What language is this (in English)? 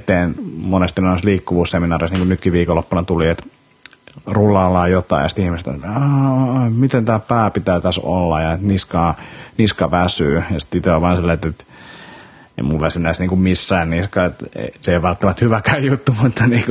Finnish